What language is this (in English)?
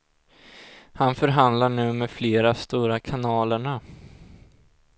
Swedish